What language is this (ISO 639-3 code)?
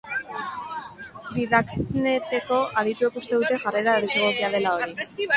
eus